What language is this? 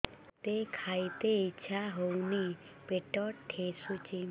Odia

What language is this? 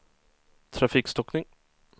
Swedish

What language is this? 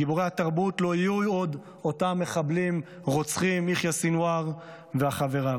Hebrew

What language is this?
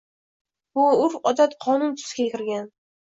Uzbek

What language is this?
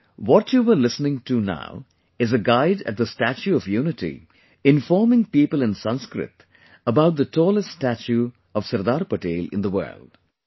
English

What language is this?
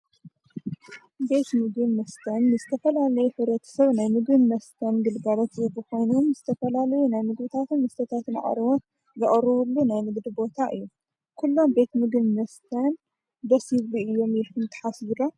Tigrinya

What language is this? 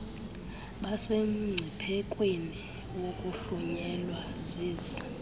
Xhosa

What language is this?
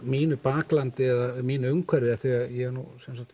Icelandic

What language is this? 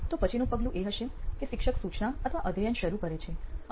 Gujarati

